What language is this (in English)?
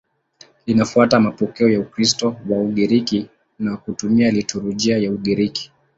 Swahili